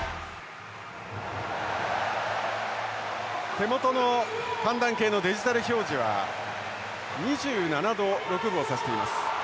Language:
Japanese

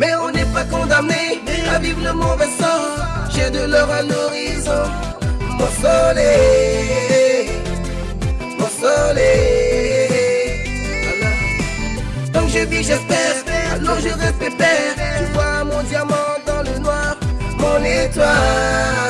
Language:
French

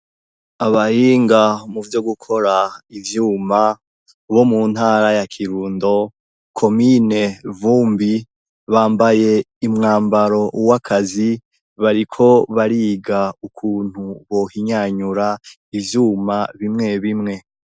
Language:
Rundi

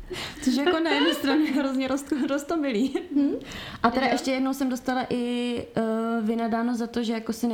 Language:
Czech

